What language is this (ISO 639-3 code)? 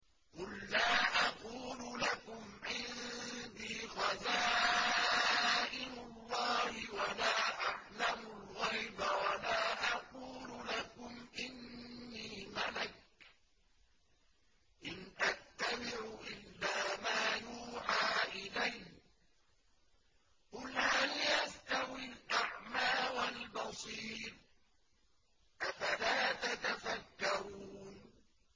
ara